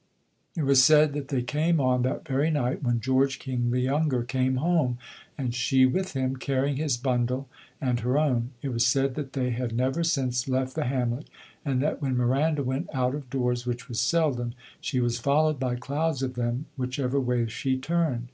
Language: English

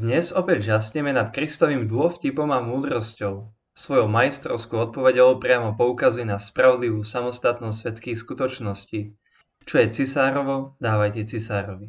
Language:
Slovak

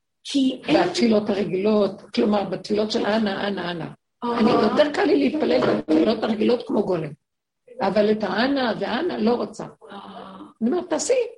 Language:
Hebrew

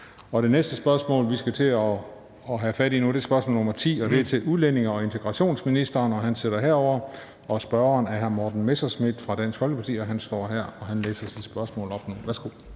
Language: Danish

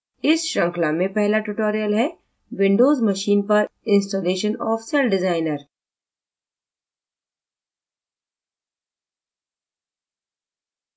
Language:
Hindi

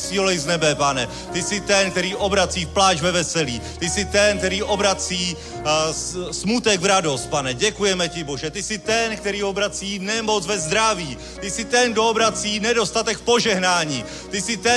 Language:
Czech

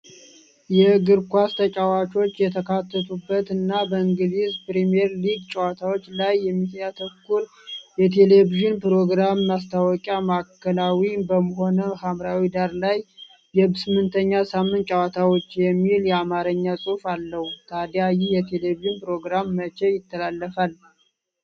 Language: Amharic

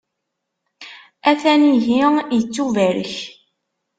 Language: Kabyle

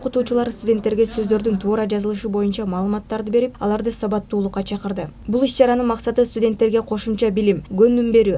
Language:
Turkish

